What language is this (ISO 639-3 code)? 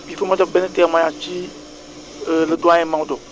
wol